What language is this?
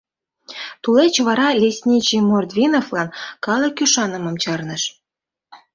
Mari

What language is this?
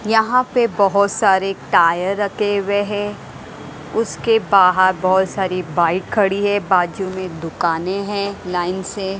Hindi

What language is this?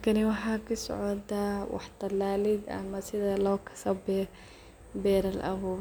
Somali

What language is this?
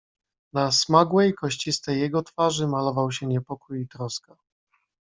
Polish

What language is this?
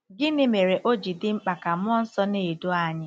Igbo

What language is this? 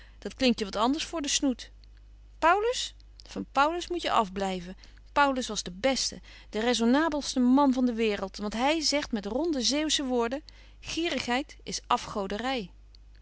Dutch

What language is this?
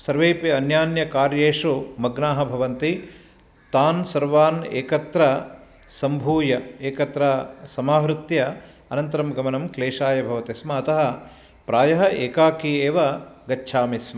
Sanskrit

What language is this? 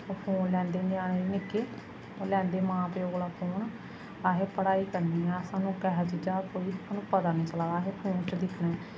Dogri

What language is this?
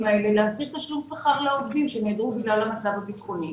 Hebrew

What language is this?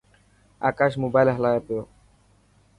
Dhatki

